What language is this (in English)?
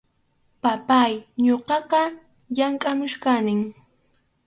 Arequipa-La Unión Quechua